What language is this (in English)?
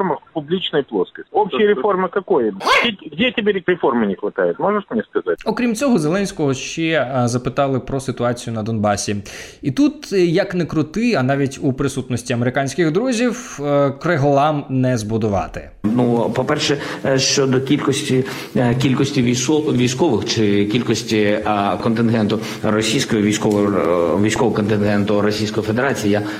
Ukrainian